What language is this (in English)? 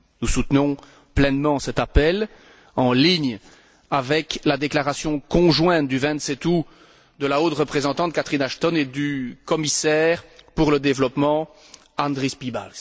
French